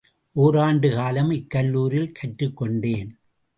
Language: Tamil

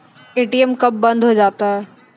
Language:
Maithili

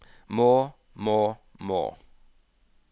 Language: Norwegian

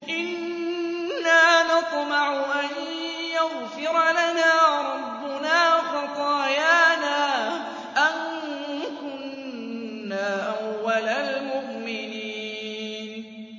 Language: Arabic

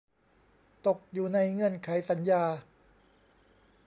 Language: Thai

